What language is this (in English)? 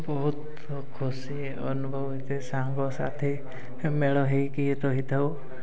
Odia